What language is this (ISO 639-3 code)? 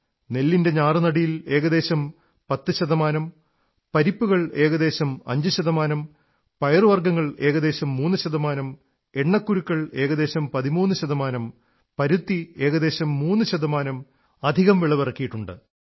mal